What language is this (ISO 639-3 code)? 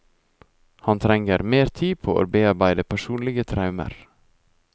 nor